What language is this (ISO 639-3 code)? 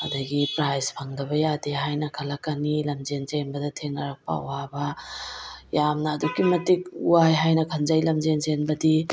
mni